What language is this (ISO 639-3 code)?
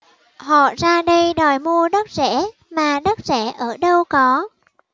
vie